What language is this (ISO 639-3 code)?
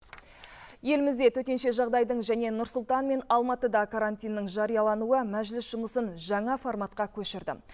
kaz